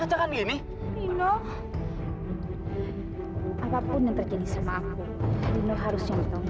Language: Indonesian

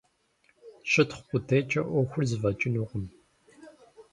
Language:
Kabardian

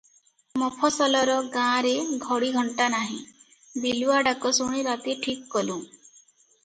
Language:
Odia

